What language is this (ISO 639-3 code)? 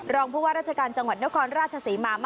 tha